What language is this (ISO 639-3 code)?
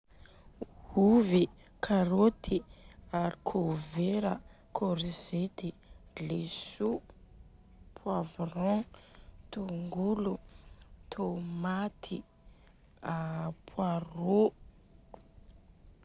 bzc